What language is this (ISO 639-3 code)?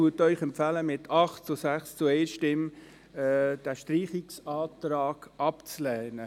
gsw